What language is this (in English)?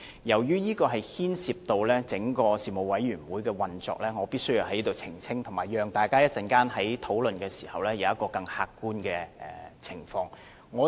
Cantonese